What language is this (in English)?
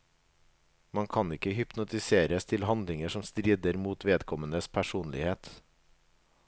Norwegian